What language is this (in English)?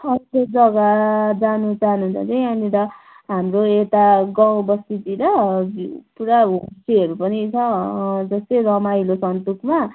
Nepali